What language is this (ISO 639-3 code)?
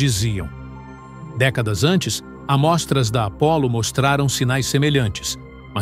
por